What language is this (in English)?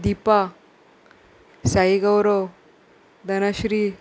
Konkani